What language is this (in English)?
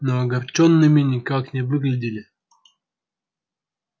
Russian